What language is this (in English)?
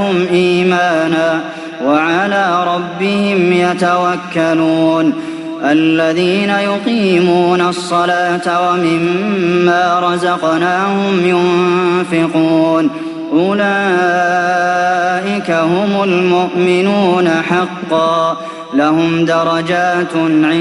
Arabic